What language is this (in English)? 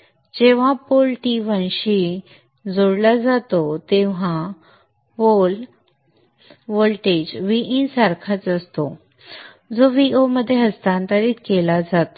Marathi